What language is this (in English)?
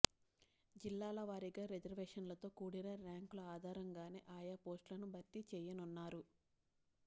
Telugu